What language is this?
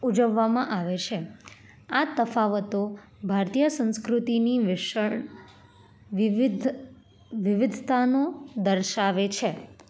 Gujarati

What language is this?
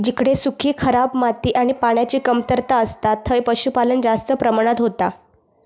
Marathi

